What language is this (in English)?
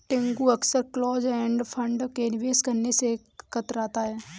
Hindi